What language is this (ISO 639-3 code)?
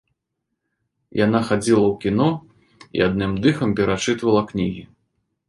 bel